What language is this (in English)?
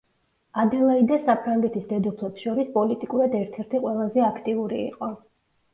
Georgian